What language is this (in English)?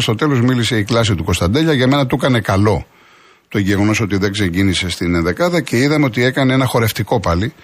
Greek